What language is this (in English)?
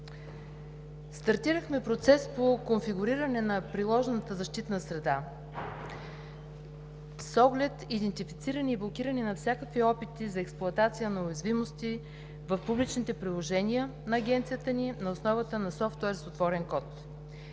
Bulgarian